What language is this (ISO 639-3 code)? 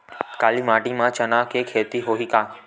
hne